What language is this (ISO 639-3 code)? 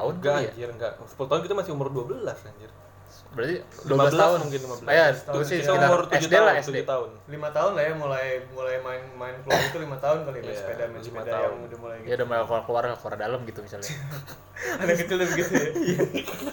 ind